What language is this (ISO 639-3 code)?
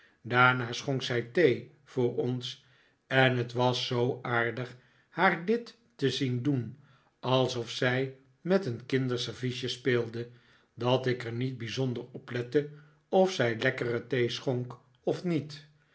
nld